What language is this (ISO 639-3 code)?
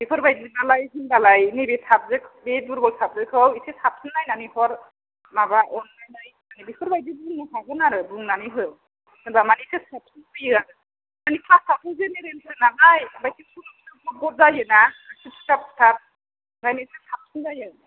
brx